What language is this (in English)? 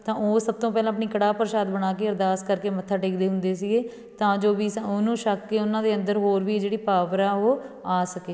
Punjabi